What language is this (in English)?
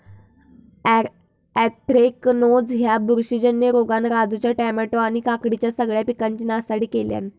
Marathi